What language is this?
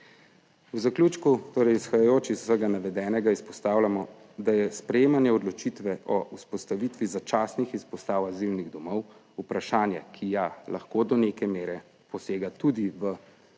Slovenian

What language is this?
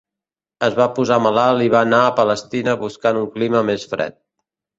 Catalan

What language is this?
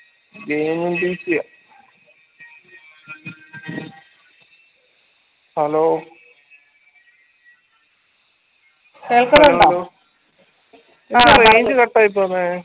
Malayalam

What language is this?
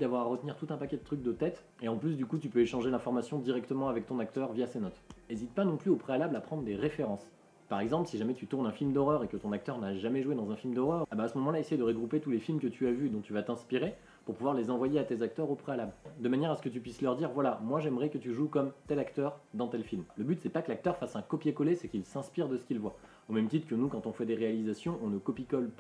French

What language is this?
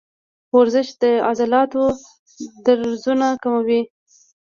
Pashto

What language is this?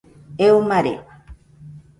Nüpode Huitoto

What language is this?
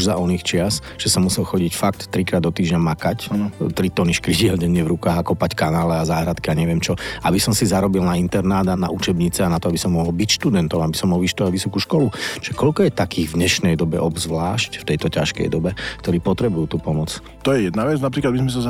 Slovak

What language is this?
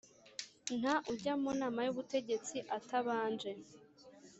Kinyarwanda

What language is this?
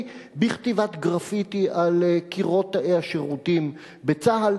Hebrew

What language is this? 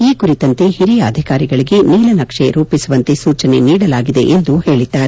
Kannada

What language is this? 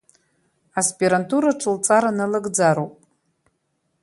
Abkhazian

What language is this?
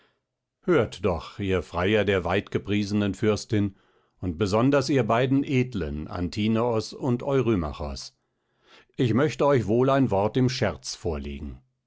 German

